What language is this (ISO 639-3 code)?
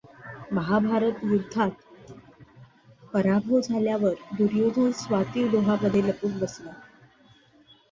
mar